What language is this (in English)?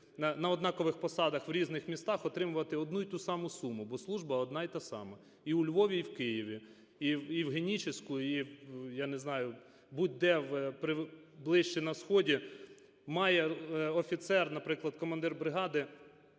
Ukrainian